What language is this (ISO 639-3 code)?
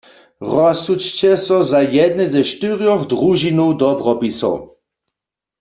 hsb